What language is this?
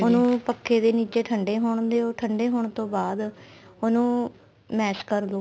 Punjabi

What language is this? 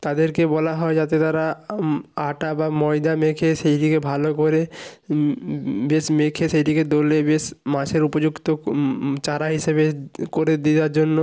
Bangla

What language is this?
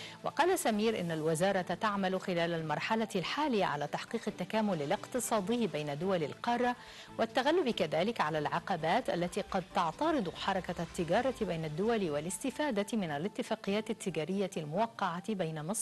Arabic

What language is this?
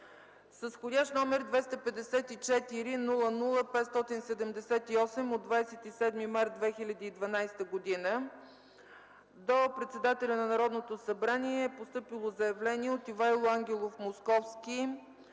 Bulgarian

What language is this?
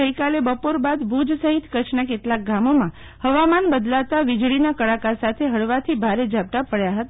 Gujarati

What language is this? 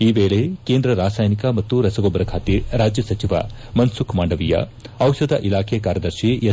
Kannada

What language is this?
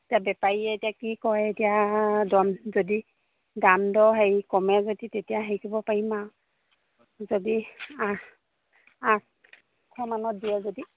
Assamese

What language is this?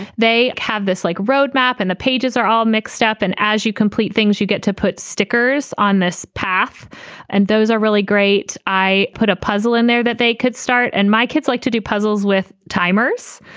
English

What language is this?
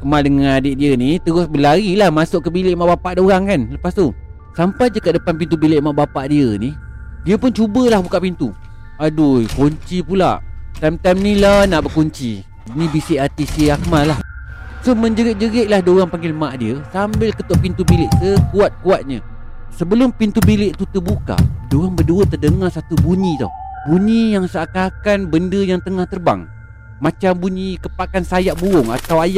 Malay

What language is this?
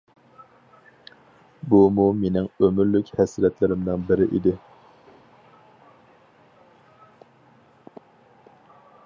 Uyghur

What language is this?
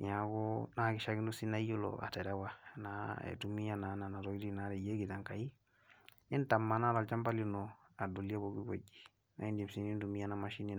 Masai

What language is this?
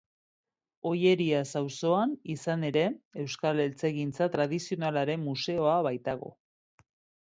Basque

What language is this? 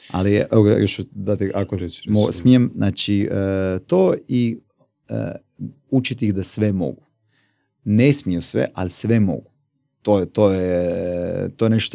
Croatian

